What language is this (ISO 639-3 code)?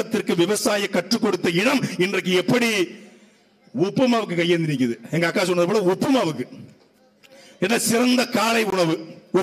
hin